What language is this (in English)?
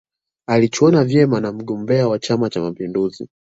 Swahili